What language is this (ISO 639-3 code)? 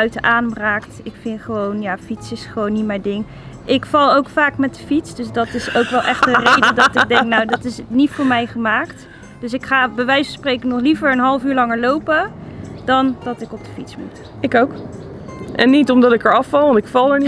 nld